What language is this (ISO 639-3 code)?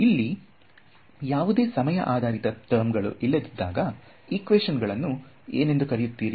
kan